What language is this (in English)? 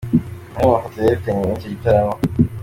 Kinyarwanda